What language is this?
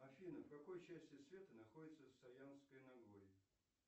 Russian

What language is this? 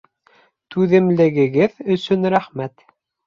Bashkir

